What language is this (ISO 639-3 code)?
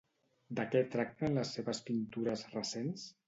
cat